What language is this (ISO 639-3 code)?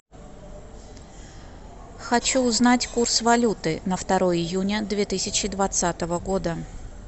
rus